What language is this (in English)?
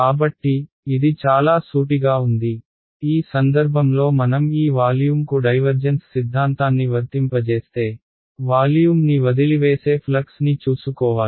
Telugu